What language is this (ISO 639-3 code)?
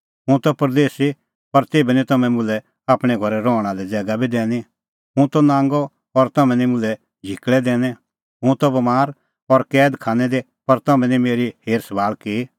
kfx